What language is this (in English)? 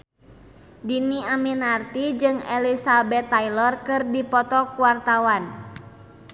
Sundanese